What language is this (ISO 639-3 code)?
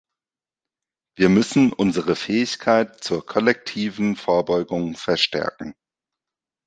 deu